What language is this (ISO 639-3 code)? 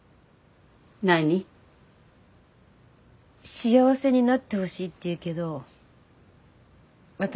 jpn